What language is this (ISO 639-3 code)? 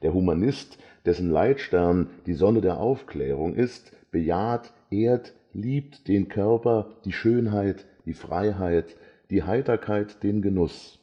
deu